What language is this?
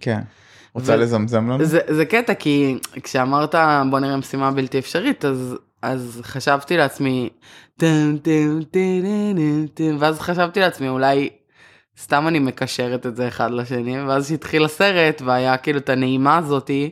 Hebrew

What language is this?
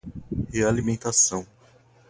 Portuguese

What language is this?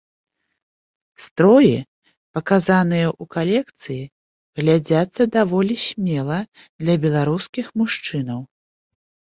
Belarusian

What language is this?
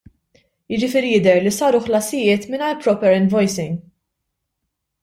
Maltese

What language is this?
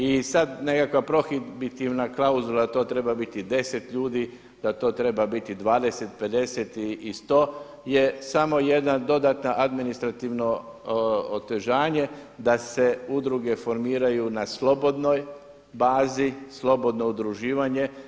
Croatian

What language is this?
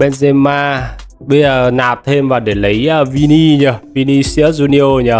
Vietnamese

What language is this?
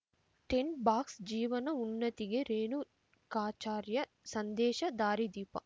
Kannada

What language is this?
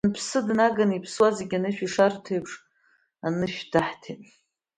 Abkhazian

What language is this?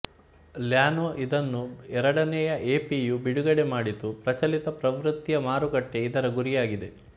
Kannada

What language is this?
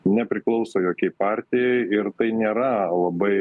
Lithuanian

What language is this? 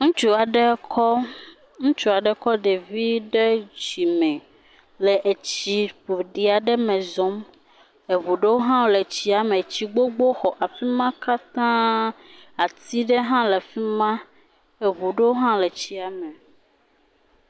Ewe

